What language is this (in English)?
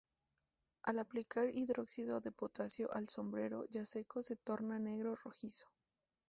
Spanish